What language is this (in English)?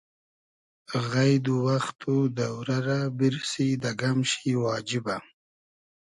Hazaragi